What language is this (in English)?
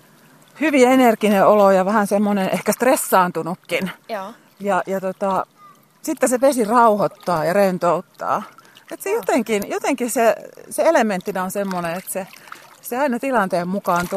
Finnish